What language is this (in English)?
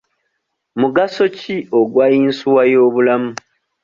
Ganda